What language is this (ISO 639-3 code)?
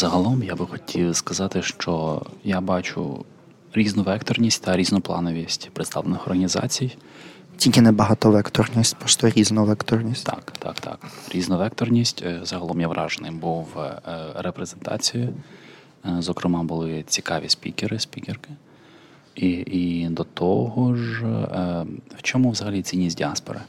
ukr